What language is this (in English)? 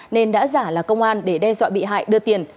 Vietnamese